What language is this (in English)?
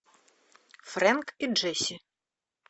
Russian